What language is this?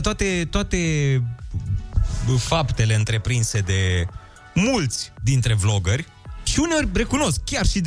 Romanian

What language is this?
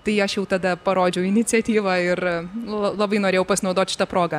Lithuanian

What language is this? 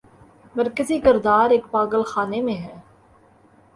Urdu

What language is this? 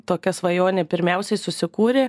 Lithuanian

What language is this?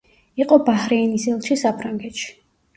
Georgian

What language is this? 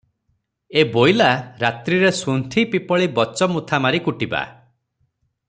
Odia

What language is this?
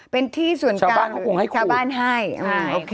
Thai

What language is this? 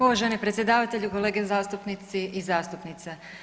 Croatian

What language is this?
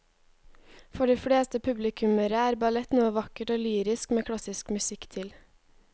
Norwegian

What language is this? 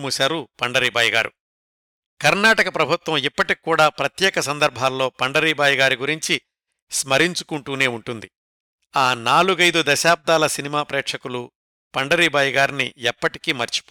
Telugu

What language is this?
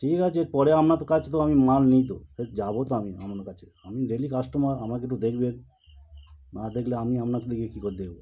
Bangla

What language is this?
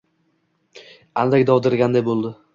Uzbek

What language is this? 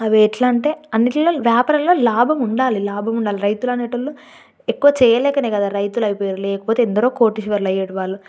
Telugu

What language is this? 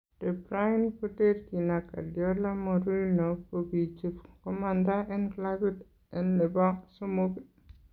Kalenjin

